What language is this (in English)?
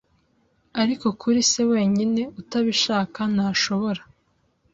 Kinyarwanda